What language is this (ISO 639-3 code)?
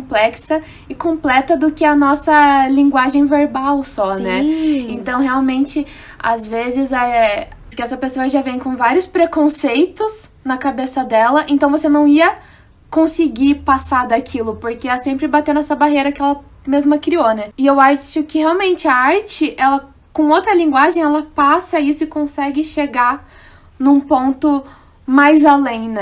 por